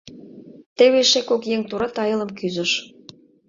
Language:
Mari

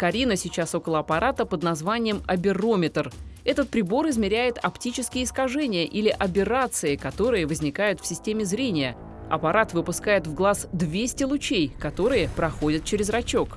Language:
Russian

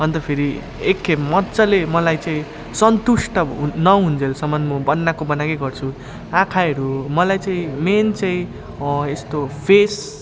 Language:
Nepali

